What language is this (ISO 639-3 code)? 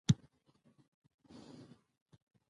pus